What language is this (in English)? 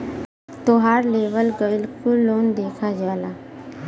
Bhojpuri